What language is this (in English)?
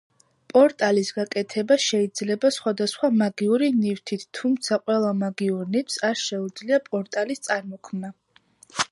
Georgian